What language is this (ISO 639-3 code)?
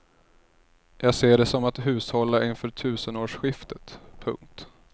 swe